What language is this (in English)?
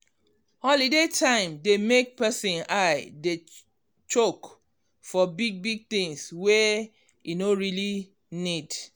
Nigerian Pidgin